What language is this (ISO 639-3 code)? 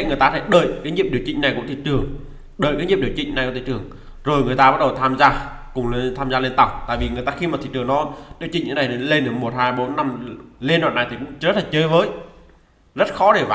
vie